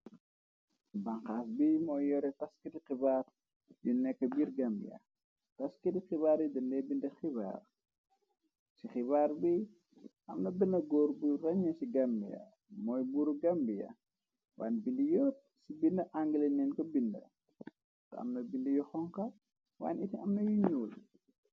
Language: Wolof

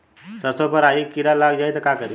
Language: Bhojpuri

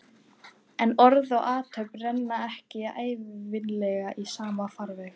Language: Icelandic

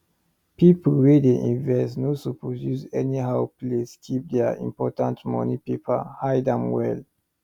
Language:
Nigerian Pidgin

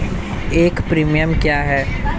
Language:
Hindi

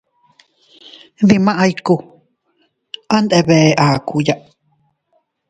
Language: Teutila Cuicatec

